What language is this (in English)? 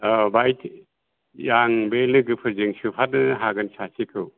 Bodo